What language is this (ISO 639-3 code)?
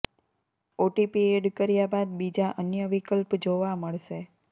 guj